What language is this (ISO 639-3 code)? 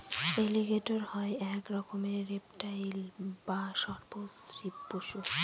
ben